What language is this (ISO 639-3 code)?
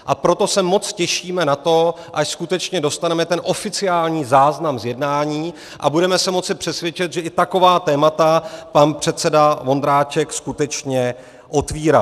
ces